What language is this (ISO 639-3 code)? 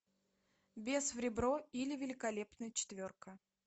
rus